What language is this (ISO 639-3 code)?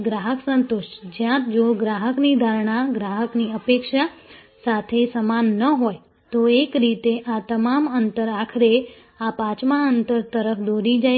guj